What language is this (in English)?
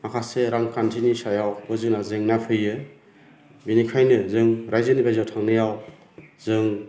Bodo